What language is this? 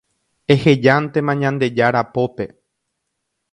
Guarani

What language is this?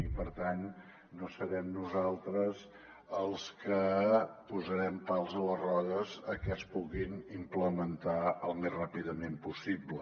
Catalan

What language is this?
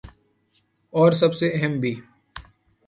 Urdu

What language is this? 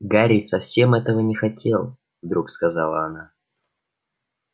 Russian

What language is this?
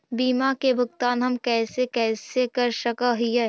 Magahi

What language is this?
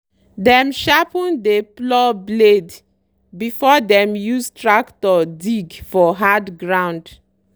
Nigerian Pidgin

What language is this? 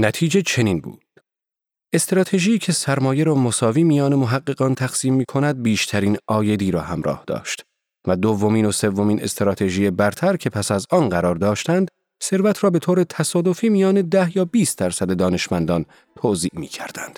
Persian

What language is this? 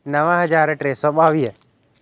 Sindhi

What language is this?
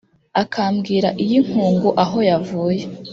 Kinyarwanda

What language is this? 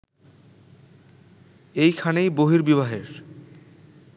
Bangla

